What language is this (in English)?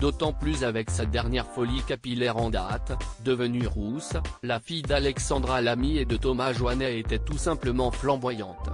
French